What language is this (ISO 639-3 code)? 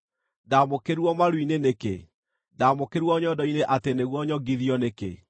kik